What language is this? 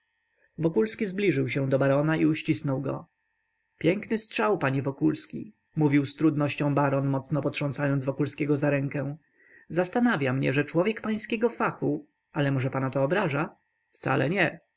Polish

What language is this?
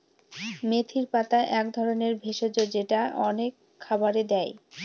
Bangla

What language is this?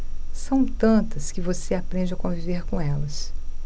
Portuguese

